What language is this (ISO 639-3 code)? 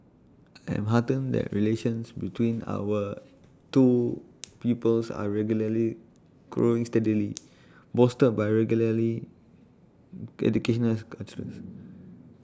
eng